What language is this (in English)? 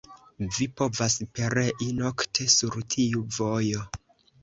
Esperanto